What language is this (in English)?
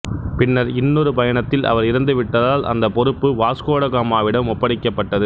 Tamil